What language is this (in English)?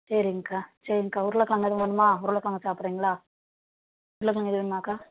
Tamil